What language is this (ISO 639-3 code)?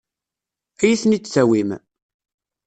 kab